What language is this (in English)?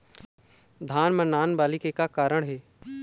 Chhattisgarhi